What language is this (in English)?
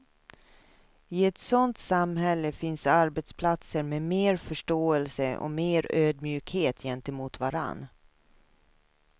Swedish